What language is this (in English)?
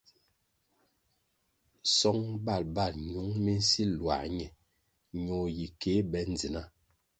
Kwasio